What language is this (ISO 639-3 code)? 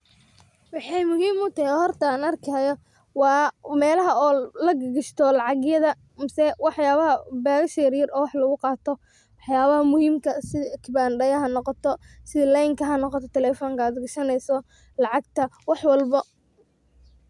som